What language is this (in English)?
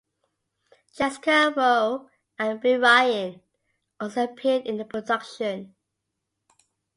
English